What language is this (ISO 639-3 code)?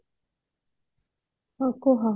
ori